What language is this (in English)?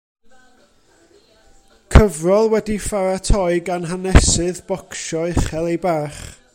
Welsh